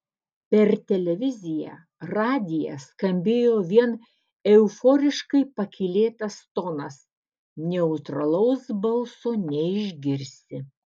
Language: Lithuanian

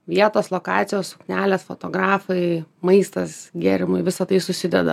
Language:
Lithuanian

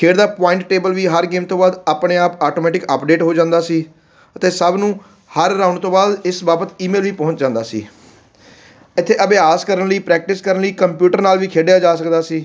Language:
Punjabi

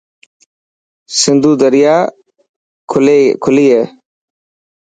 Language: Dhatki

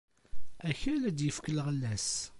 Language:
Kabyle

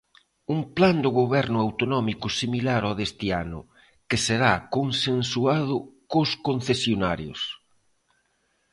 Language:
Galician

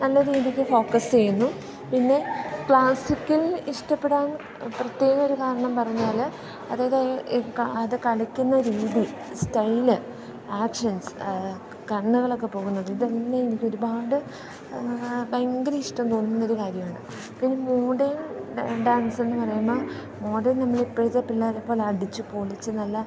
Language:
Malayalam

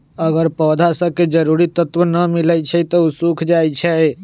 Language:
Magahi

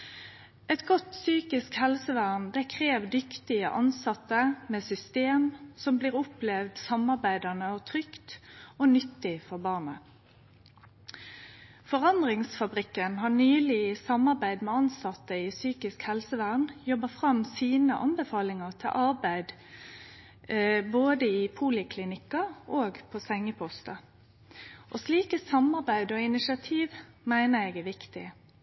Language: Norwegian Nynorsk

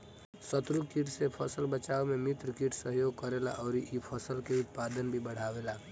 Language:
Bhojpuri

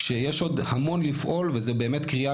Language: Hebrew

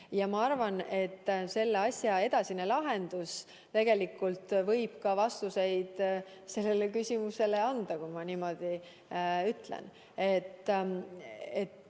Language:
Estonian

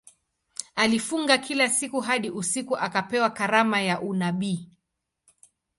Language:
Swahili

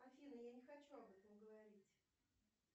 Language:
Russian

